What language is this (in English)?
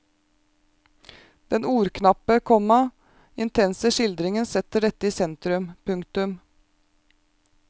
Norwegian